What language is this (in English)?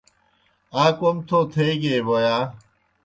Kohistani Shina